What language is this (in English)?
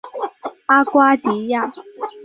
Chinese